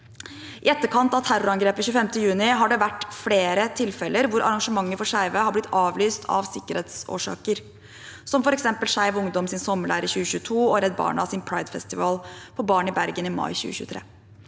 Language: Norwegian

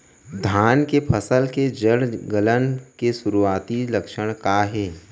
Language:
Chhattisgarhi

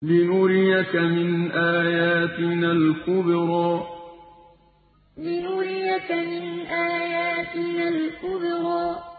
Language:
Arabic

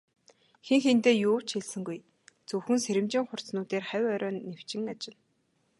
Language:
Mongolian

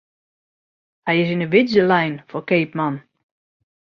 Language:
Western Frisian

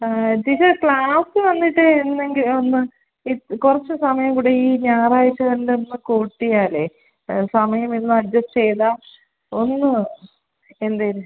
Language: Malayalam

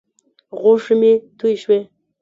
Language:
Pashto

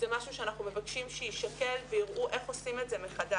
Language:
Hebrew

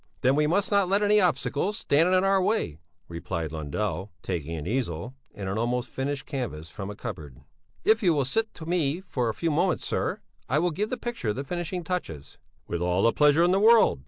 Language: English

